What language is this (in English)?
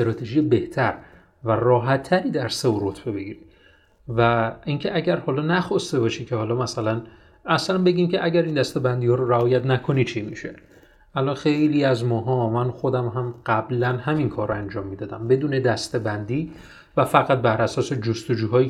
Persian